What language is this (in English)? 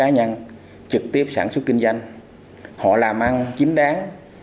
Vietnamese